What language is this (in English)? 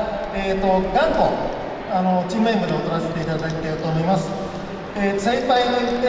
Japanese